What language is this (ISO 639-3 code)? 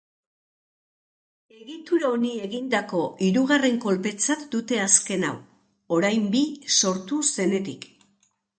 eus